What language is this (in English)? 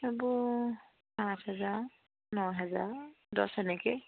Assamese